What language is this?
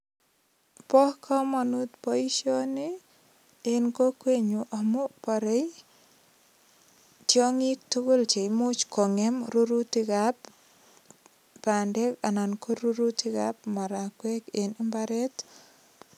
Kalenjin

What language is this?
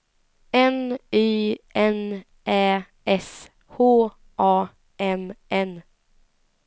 Swedish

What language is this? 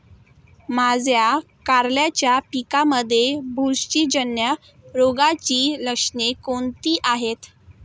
Marathi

